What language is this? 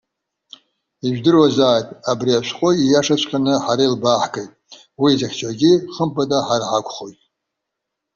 Abkhazian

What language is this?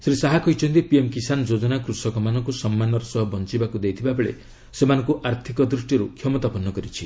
Odia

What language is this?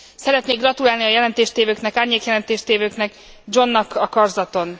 Hungarian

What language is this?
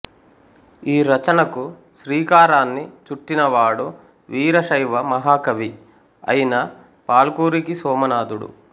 Telugu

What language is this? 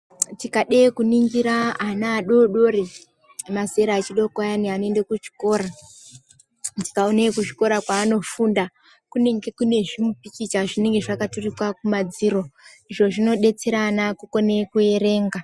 Ndau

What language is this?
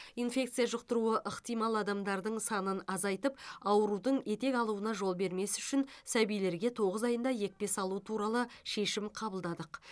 Kazakh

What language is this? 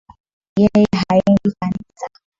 Swahili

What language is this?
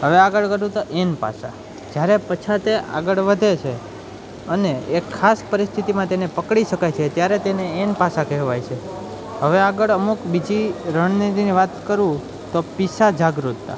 Gujarati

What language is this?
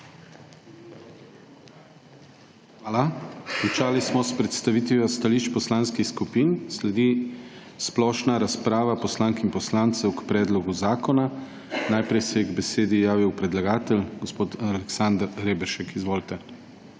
Slovenian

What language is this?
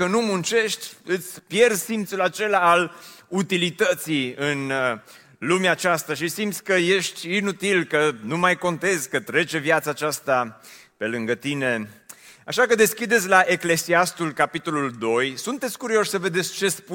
Romanian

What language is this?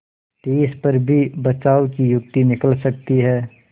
Hindi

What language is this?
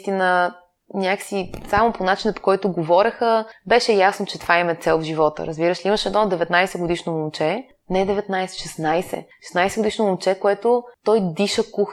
Bulgarian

